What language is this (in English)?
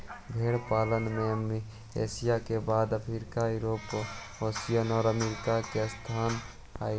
Magahi